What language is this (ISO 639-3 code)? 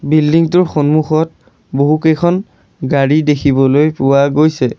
asm